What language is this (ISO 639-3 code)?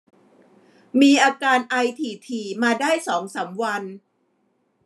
tha